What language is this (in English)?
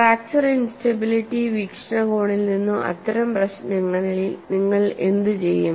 Malayalam